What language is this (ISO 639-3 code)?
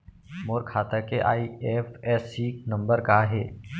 hne